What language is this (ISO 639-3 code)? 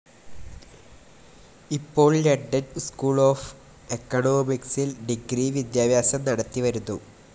mal